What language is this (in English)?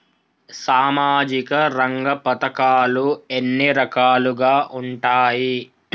Telugu